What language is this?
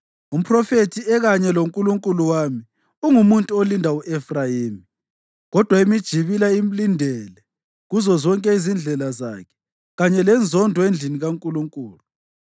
North Ndebele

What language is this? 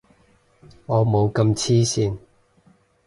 Cantonese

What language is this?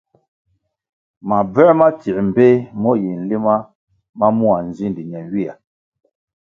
Kwasio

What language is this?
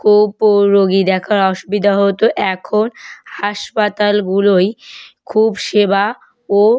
Bangla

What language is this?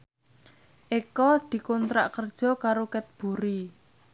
Javanese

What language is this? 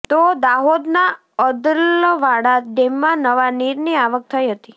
Gujarati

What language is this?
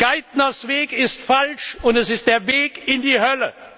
German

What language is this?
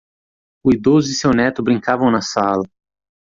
Portuguese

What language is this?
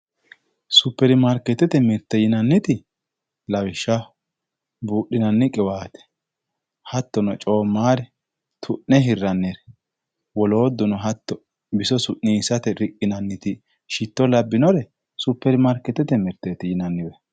Sidamo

